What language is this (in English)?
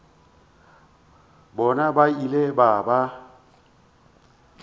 Northern Sotho